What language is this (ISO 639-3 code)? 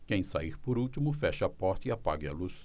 por